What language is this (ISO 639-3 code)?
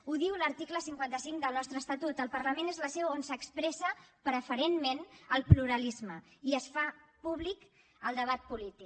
cat